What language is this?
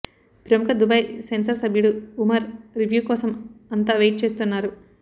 Telugu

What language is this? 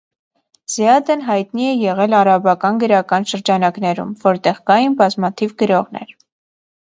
Armenian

